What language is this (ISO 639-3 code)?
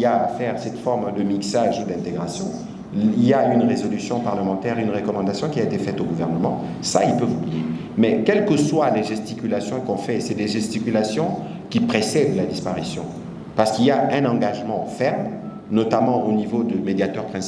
fra